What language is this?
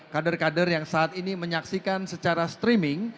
Indonesian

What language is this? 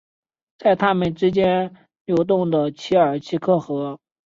Chinese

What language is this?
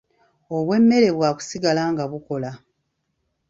Ganda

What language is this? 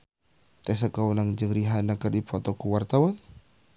Sundanese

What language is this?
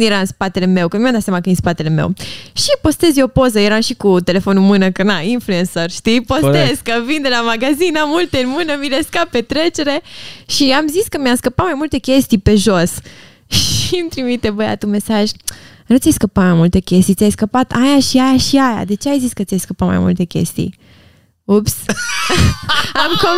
Romanian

